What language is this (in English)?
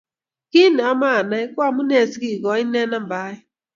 Kalenjin